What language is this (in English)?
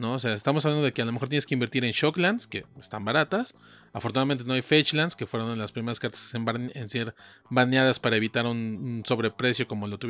Spanish